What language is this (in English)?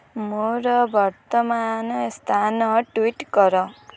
Odia